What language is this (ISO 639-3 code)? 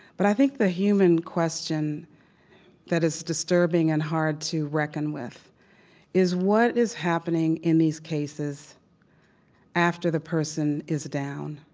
eng